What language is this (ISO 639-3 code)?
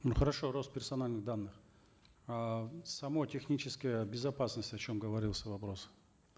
kaz